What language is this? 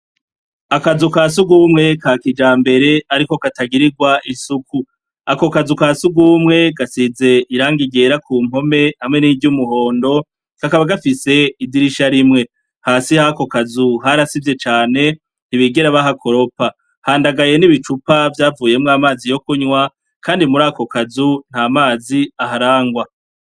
Rundi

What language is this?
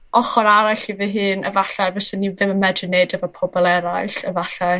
Welsh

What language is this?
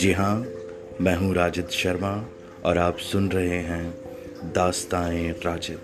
Hindi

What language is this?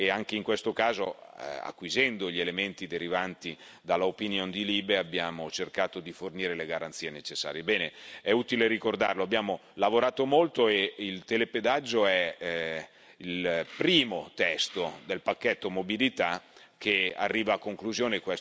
Italian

